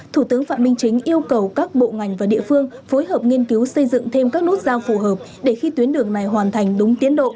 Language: Vietnamese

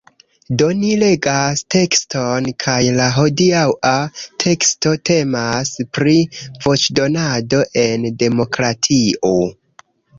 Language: Esperanto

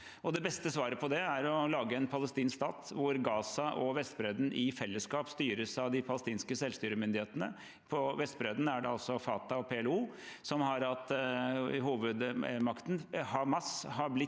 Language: Norwegian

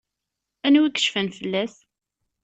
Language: Kabyle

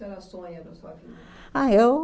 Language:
Portuguese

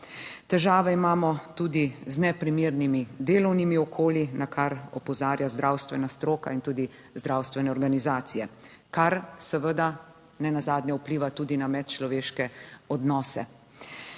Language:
Slovenian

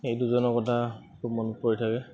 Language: Assamese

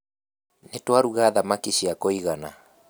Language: Kikuyu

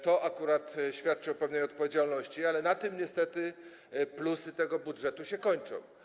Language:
Polish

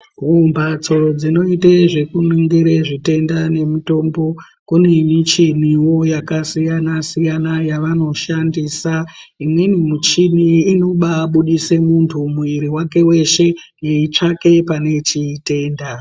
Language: Ndau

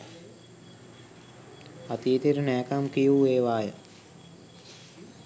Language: Sinhala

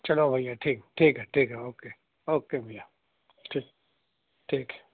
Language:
Urdu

